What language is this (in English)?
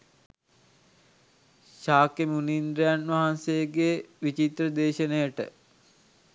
Sinhala